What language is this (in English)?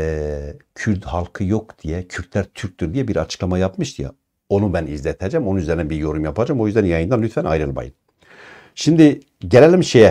Turkish